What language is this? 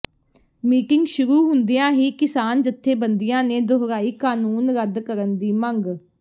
Punjabi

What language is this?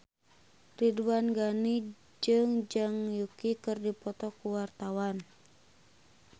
Sundanese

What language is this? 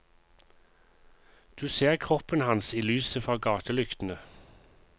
Norwegian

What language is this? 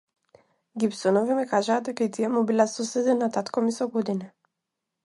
Macedonian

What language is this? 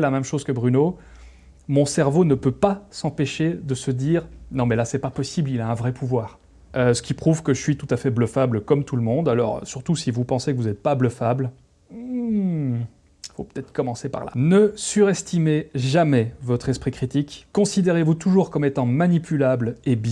French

